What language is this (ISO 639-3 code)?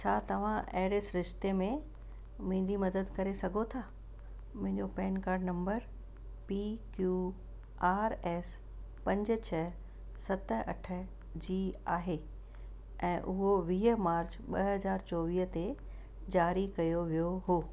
snd